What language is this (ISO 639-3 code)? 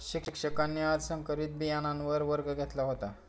mar